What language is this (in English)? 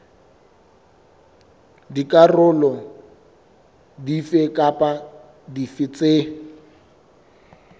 Southern Sotho